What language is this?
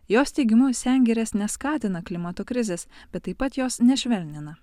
Lithuanian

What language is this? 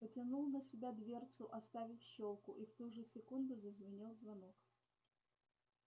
Russian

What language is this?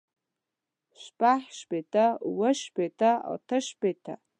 Pashto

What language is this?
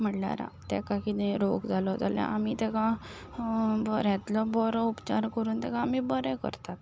Konkani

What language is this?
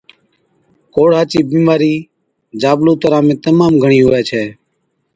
Od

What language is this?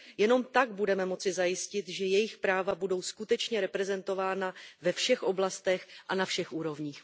Czech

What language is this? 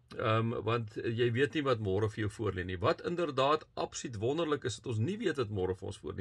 Dutch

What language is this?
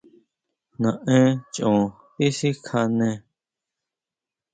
Huautla Mazatec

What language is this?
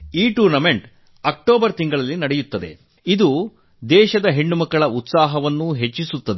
Kannada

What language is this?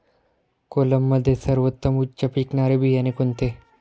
Marathi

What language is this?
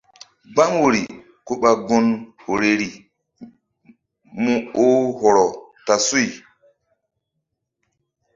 Mbum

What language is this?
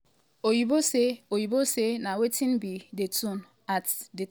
Nigerian Pidgin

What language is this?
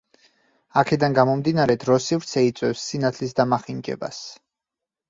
Georgian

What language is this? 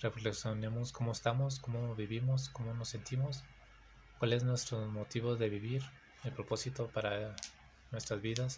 Spanish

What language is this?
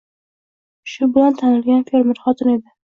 Uzbek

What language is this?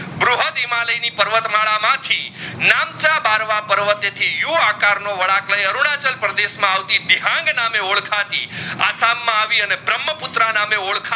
Gujarati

